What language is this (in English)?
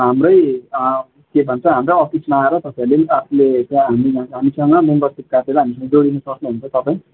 Nepali